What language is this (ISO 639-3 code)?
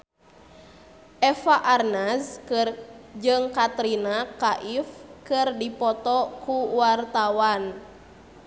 sun